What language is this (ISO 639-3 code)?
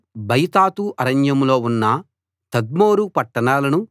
tel